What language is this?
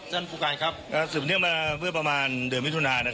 Thai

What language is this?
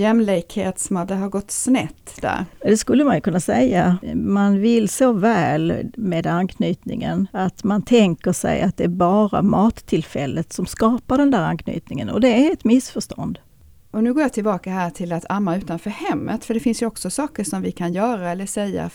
Swedish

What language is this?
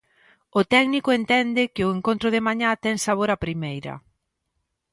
Galician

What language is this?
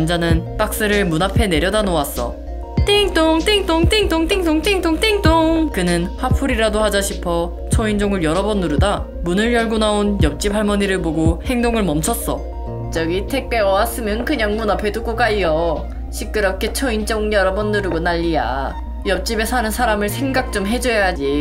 Korean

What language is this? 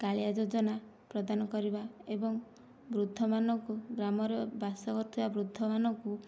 Odia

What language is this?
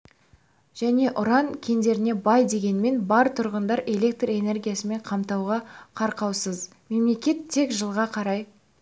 Kazakh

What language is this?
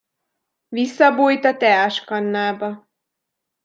Hungarian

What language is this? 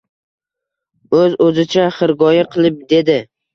Uzbek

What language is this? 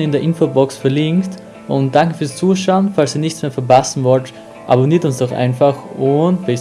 German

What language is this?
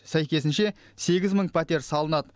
Kazakh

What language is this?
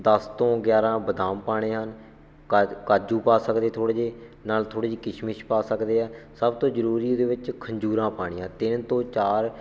Punjabi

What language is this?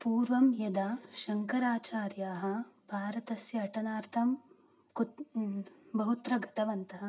Sanskrit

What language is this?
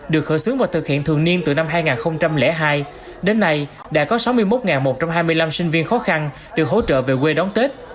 Vietnamese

